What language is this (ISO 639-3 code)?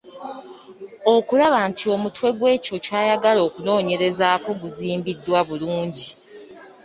lug